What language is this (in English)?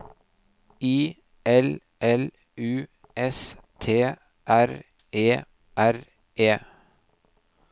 Norwegian